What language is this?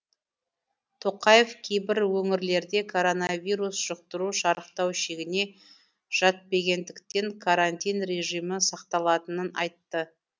Kazakh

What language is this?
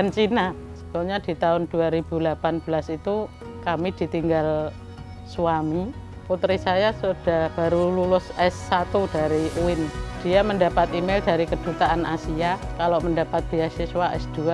Indonesian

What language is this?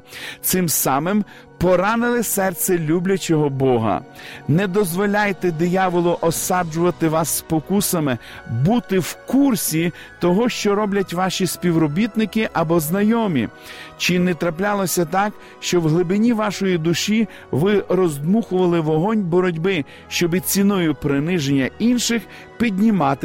Ukrainian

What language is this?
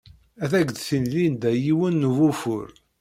Kabyle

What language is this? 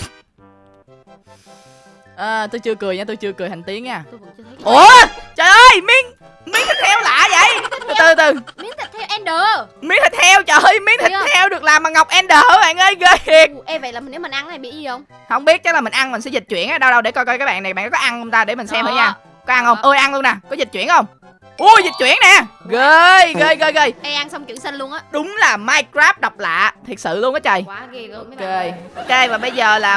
Vietnamese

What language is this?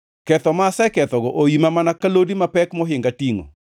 Luo (Kenya and Tanzania)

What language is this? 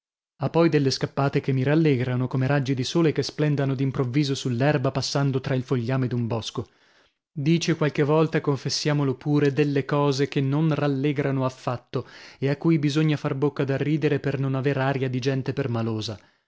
Italian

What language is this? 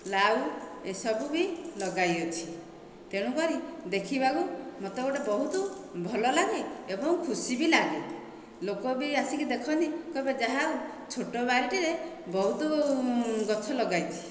Odia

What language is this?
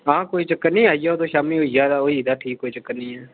Dogri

